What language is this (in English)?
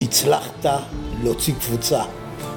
Hebrew